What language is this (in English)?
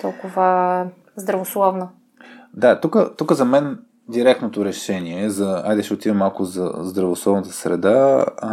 Bulgarian